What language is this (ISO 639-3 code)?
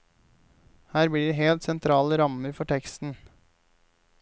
nor